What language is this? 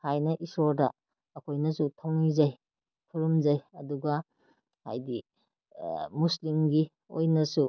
Manipuri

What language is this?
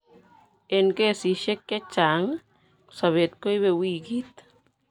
Kalenjin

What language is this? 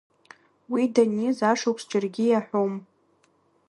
Abkhazian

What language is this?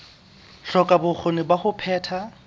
Southern Sotho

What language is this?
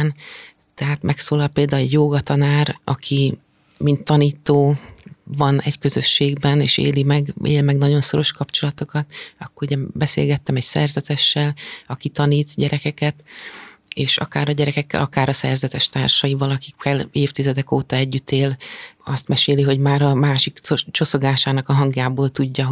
Hungarian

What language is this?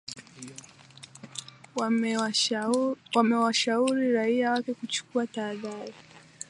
Swahili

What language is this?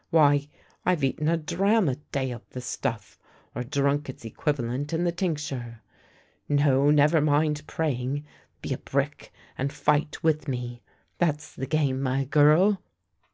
English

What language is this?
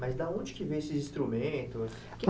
Portuguese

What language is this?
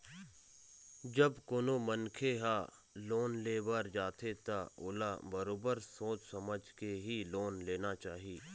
Chhattisgarhi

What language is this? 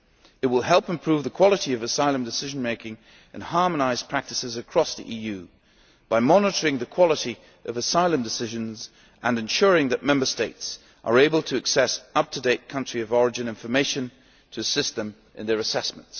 English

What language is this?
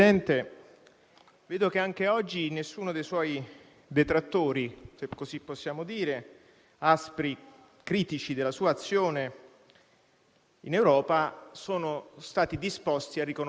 Italian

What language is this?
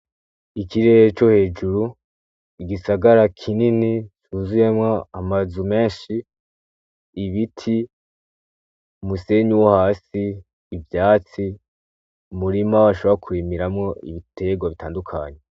Rundi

